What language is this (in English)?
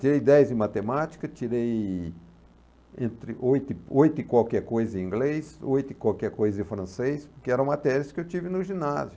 Portuguese